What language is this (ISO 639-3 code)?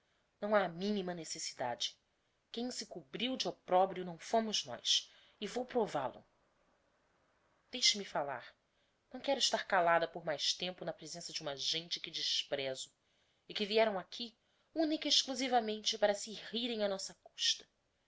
por